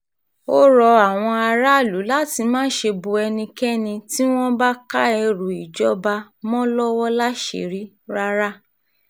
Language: Yoruba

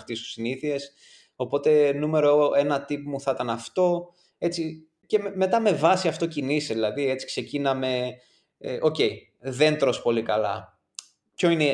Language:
Greek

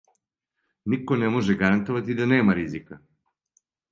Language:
Serbian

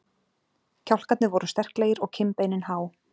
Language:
Icelandic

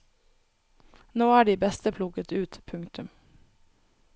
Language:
Norwegian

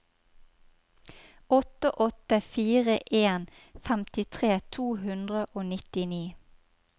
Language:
Norwegian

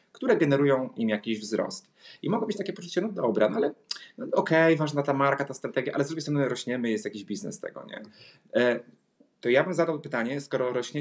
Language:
Polish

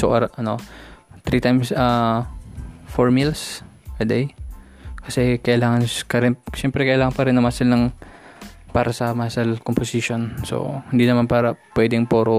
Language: Filipino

